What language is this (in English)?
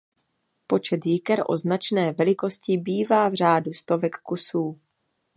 Czech